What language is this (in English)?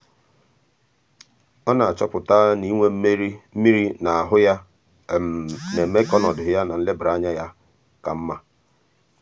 Igbo